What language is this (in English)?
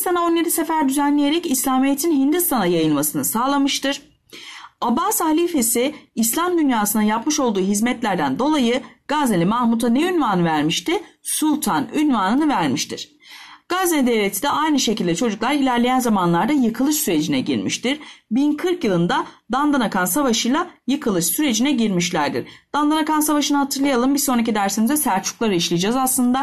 Turkish